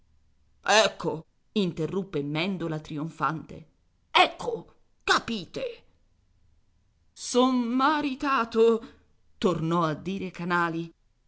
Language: Italian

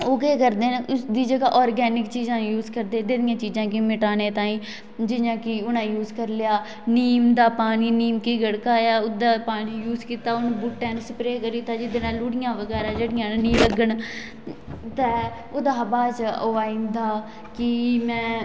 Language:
Dogri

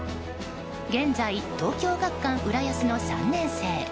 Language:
Japanese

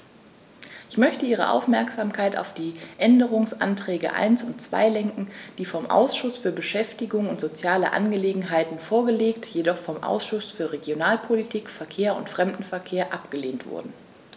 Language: German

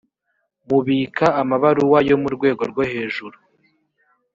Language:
Kinyarwanda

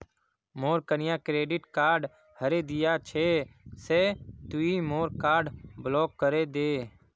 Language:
Magahi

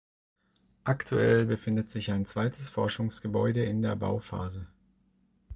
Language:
German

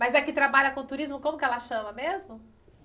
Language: Portuguese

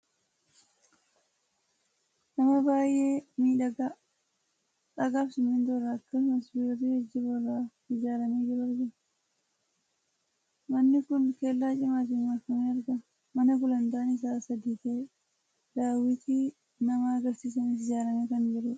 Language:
Oromo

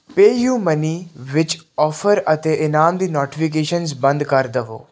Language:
Punjabi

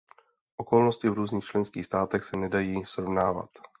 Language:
Czech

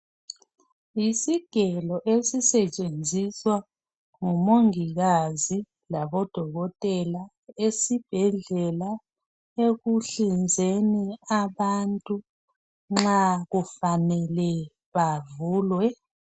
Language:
North Ndebele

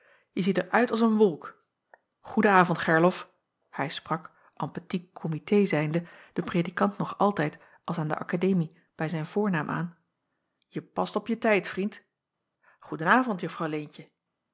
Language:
Dutch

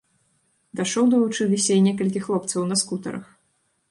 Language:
Belarusian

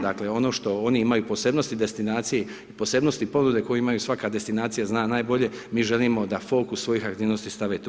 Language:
Croatian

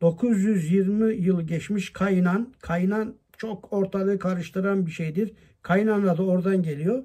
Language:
Turkish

